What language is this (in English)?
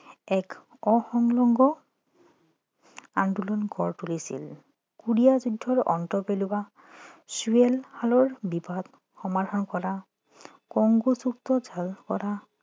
Assamese